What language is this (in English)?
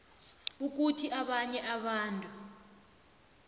South Ndebele